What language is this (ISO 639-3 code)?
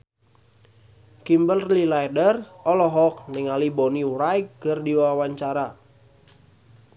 sun